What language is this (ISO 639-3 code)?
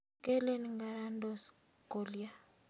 kln